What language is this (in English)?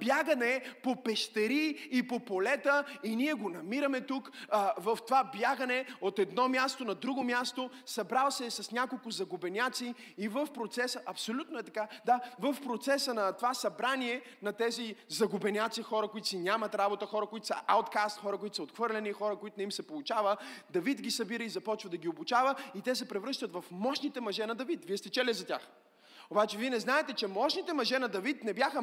Bulgarian